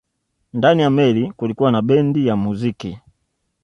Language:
Swahili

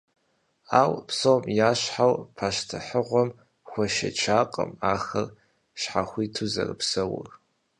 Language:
Kabardian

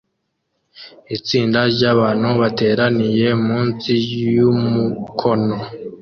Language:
Kinyarwanda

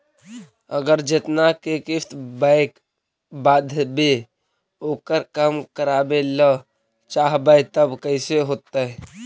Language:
Magahi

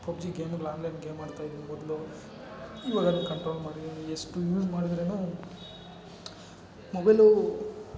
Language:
Kannada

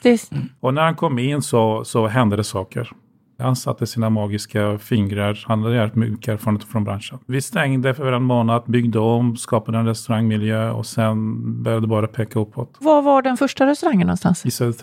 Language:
Swedish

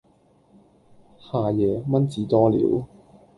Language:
Cantonese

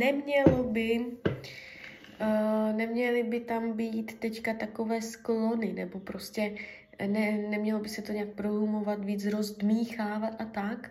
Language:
Czech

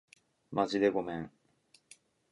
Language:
Japanese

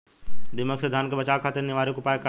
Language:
Bhojpuri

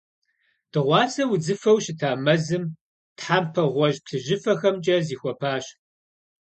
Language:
Kabardian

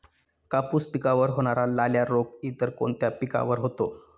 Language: Marathi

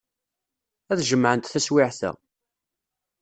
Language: Kabyle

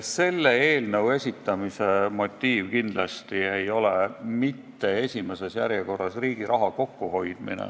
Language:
Estonian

